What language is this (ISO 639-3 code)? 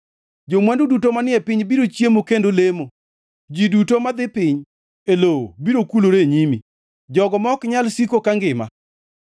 luo